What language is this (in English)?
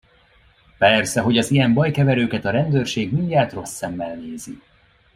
Hungarian